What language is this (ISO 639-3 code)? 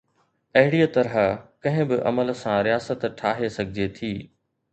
snd